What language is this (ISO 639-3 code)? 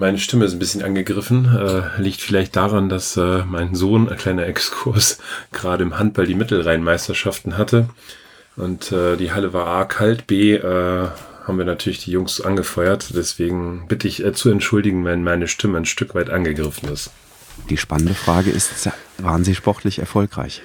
deu